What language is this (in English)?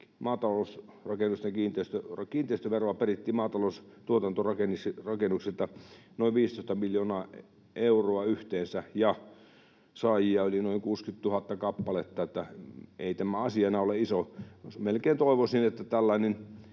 Finnish